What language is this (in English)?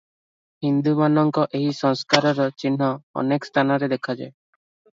Odia